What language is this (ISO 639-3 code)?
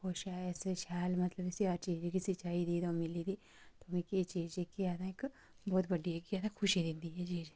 doi